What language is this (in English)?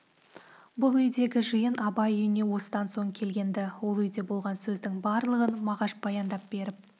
Kazakh